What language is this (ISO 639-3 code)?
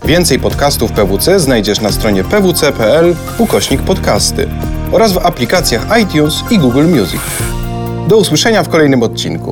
pol